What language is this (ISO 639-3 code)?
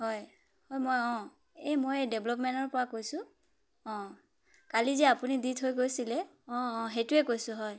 asm